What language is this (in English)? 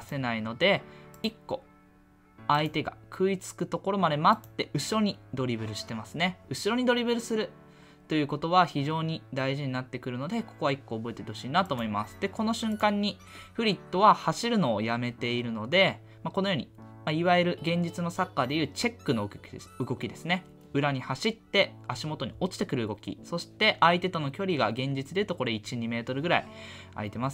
Japanese